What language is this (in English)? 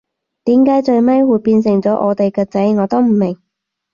Cantonese